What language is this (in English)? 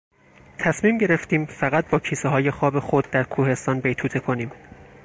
Persian